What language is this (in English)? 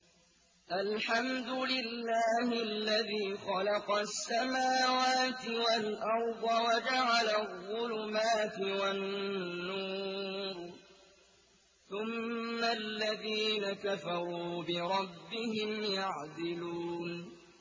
Arabic